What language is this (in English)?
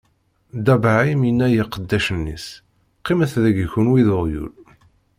Kabyle